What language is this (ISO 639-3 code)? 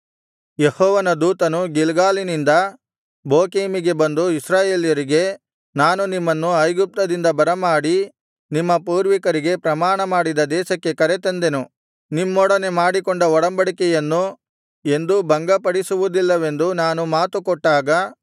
kan